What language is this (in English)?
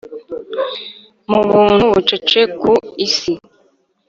Kinyarwanda